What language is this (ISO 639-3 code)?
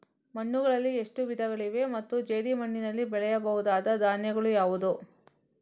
kan